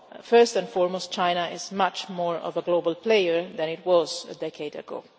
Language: English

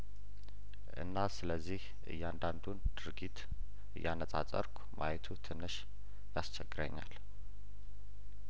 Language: Amharic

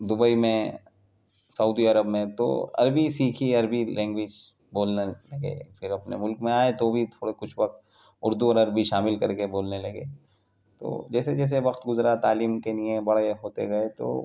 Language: Urdu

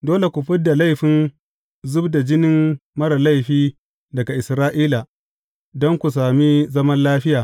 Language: Hausa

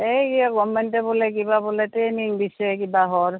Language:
Assamese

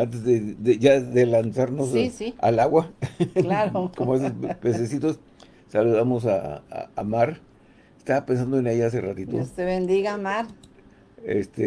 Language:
Spanish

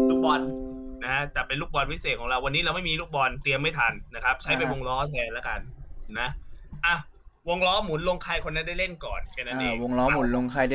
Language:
Thai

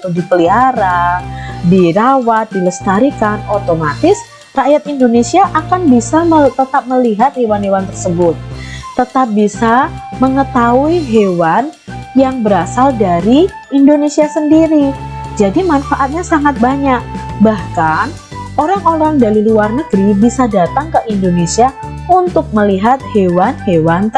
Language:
Indonesian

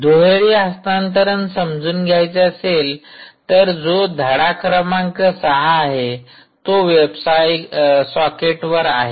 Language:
Marathi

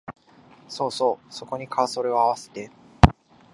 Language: Japanese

